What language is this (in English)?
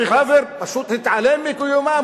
Hebrew